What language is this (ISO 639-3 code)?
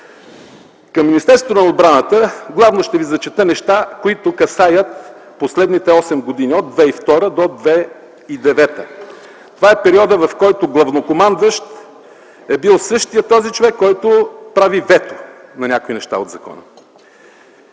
bul